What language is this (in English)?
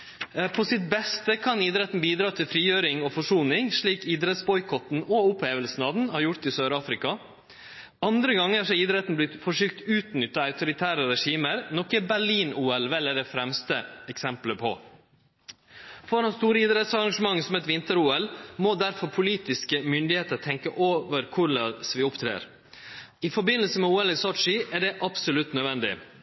Norwegian Nynorsk